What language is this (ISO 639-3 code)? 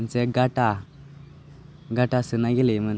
brx